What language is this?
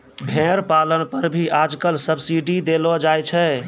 Maithili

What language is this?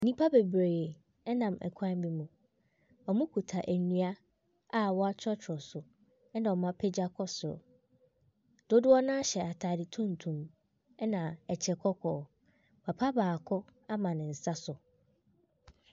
Akan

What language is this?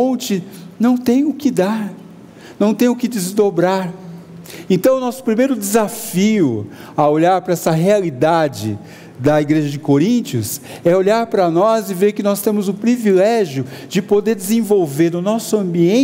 Portuguese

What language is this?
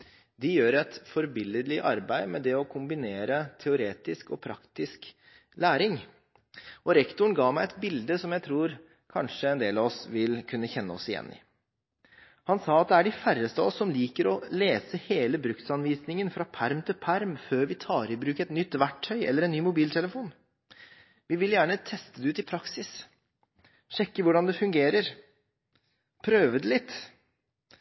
Norwegian Bokmål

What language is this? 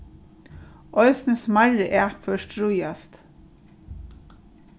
Faroese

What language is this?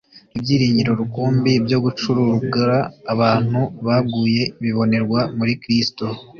Kinyarwanda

